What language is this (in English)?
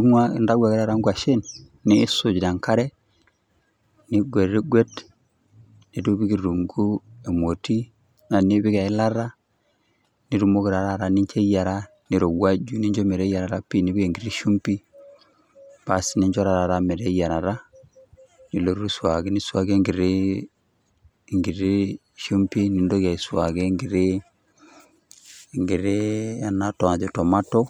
Masai